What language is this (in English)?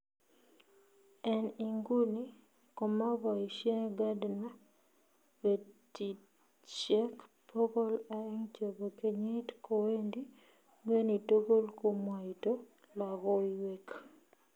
Kalenjin